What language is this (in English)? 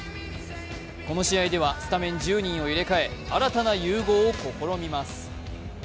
Japanese